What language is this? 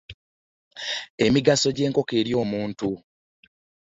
Ganda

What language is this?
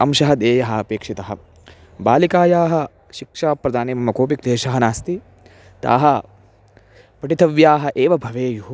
Sanskrit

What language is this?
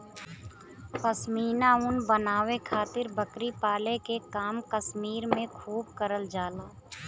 Bhojpuri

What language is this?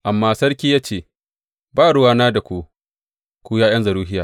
Hausa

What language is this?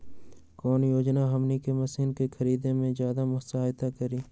Magahi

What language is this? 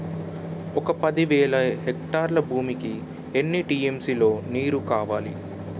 Telugu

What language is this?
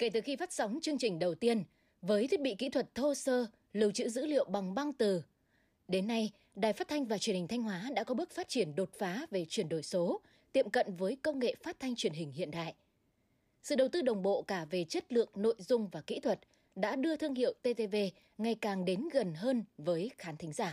Vietnamese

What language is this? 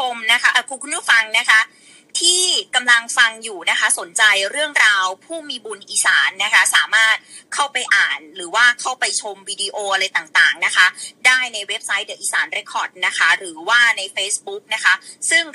Thai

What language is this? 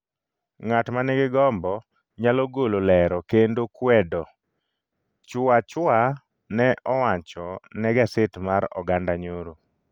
Luo (Kenya and Tanzania)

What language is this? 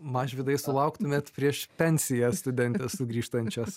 Lithuanian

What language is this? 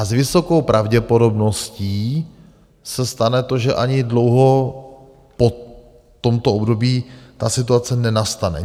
Czech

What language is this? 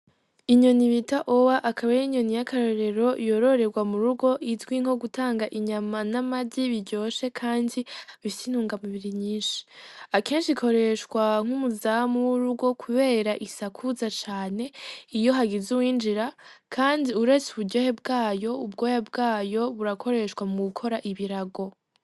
Rundi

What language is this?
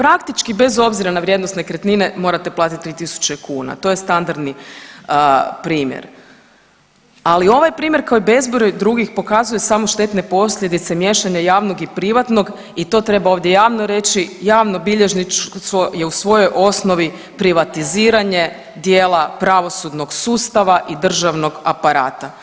Croatian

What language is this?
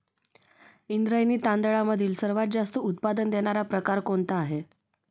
Marathi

